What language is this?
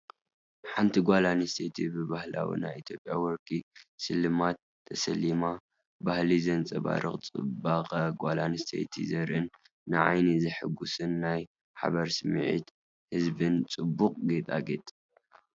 Tigrinya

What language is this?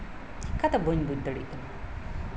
Santali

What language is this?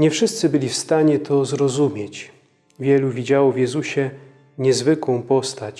Polish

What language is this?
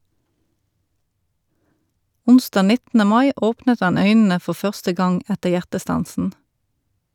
Norwegian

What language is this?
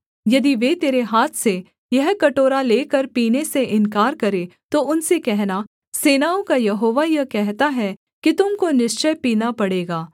Hindi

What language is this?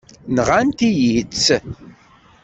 Kabyle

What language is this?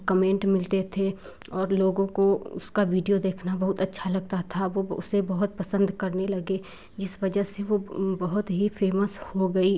Hindi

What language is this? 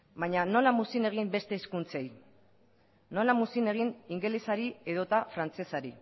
Basque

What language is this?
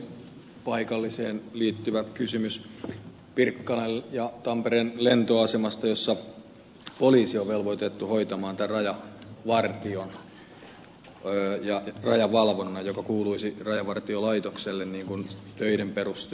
Finnish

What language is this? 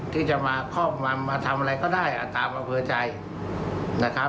Thai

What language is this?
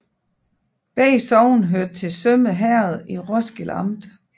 Danish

